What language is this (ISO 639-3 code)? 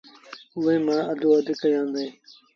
sbn